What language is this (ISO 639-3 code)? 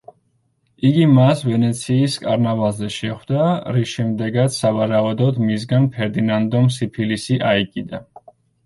kat